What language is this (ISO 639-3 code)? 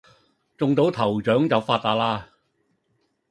yue